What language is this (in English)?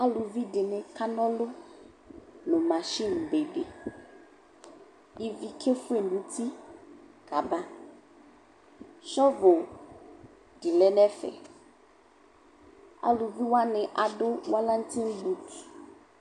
Ikposo